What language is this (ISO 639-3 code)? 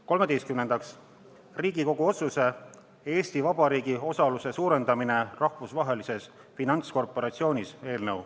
est